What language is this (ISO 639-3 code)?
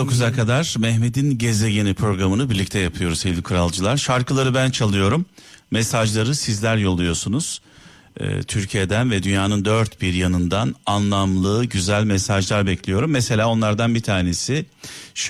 tur